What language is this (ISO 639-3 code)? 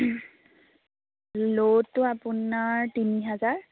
asm